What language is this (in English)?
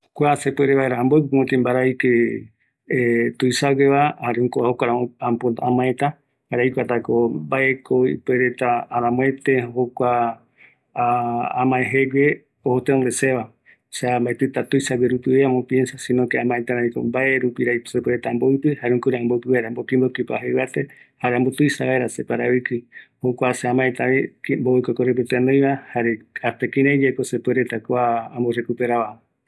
Eastern Bolivian Guaraní